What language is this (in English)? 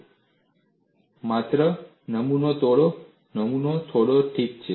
Gujarati